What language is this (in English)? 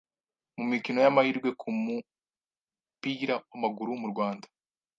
Kinyarwanda